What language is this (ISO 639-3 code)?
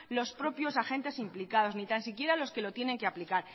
spa